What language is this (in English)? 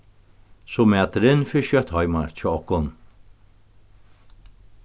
Faroese